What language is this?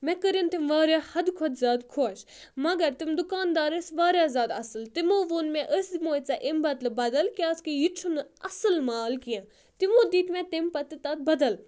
Kashmiri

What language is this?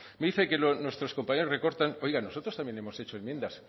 Spanish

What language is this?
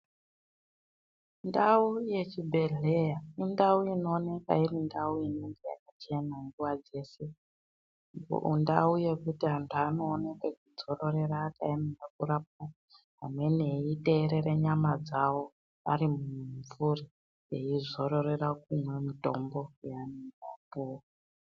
Ndau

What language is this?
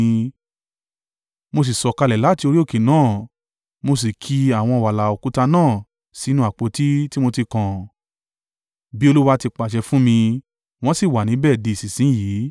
Yoruba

